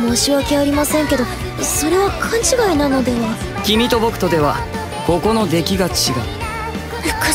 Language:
Japanese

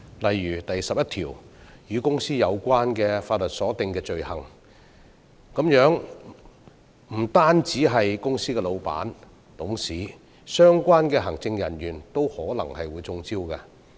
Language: Cantonese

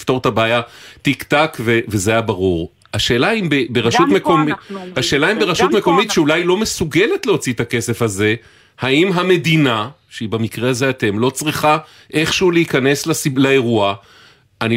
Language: Hebrew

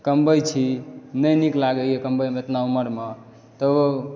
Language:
Maithili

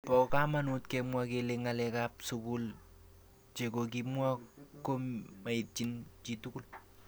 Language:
Kalenjin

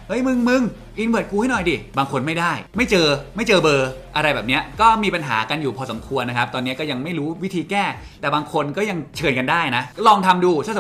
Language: Thai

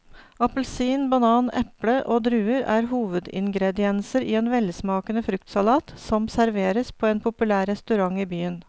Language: Norwegian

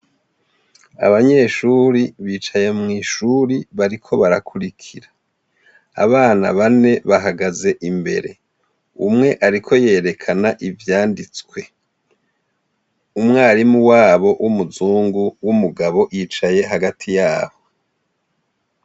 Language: Rundi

